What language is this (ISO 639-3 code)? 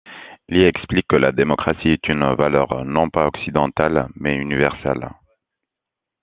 fra